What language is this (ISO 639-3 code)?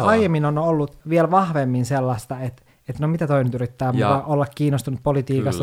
fin